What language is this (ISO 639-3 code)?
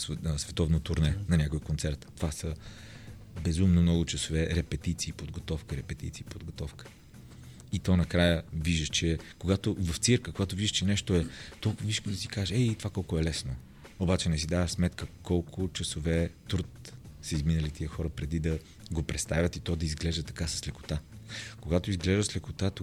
bul